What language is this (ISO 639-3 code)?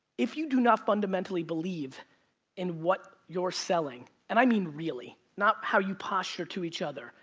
eng